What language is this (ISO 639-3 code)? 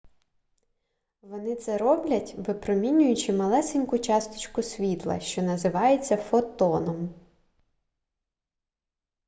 ukr